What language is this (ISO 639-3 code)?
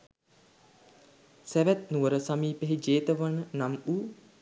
sin